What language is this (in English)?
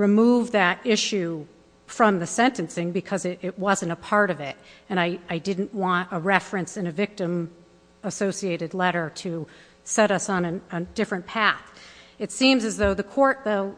English